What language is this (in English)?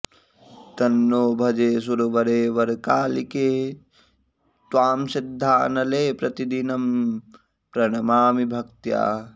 Sanskrit